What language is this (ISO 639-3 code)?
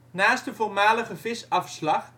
nld